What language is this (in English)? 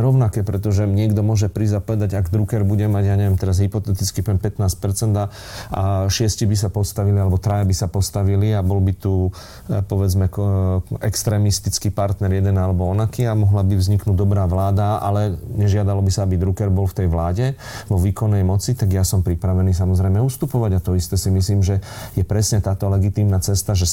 Slovak